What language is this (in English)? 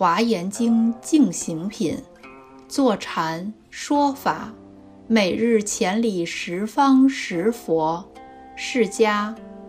Chinese